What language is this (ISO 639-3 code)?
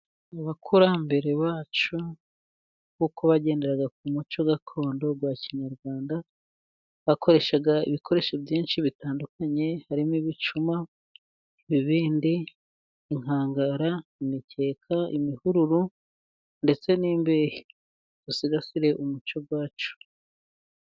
kin